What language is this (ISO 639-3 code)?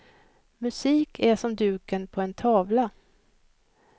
swe